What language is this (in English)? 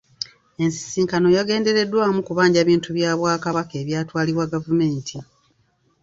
Ganda